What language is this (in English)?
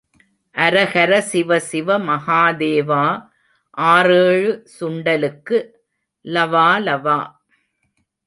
Tamil